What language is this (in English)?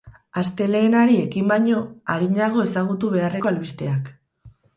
Basque